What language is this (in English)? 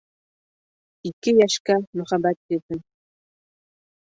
Bashkir